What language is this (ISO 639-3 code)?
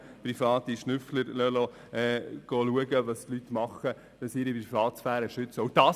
gsw